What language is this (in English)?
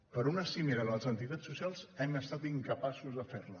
Catalan